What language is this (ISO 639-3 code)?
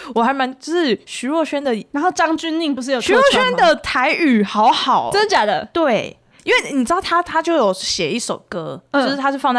zho